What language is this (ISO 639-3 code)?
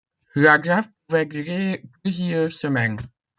fra